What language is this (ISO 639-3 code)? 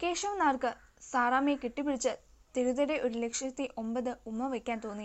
mal